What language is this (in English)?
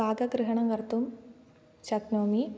Sanskrit